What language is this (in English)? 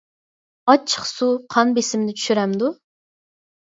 Uyghur